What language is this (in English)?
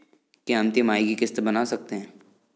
Hindi